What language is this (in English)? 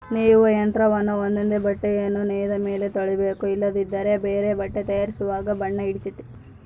Kannada